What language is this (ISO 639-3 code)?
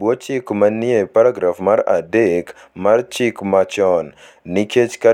luo